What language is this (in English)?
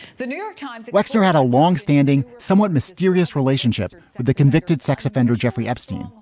English